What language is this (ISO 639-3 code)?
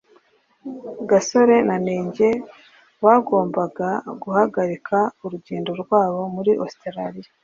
kin